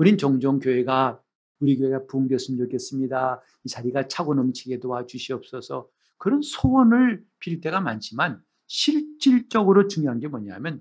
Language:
Korean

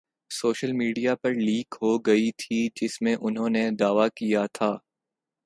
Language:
Urdu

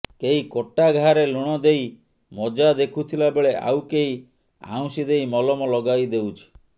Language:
Odia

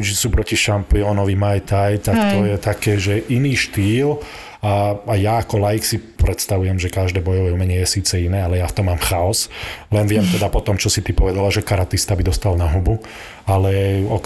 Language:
Slovak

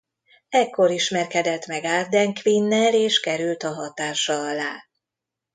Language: Hungarian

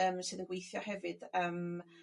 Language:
Welsh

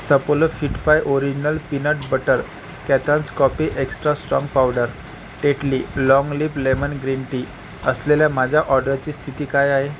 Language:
Marathi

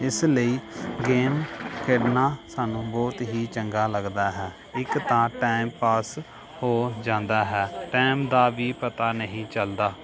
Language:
Punjabi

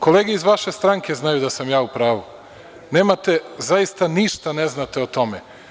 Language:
Serbian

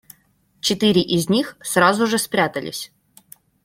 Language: Russian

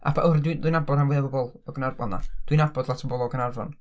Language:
Welsh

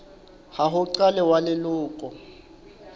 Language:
Southern Sotho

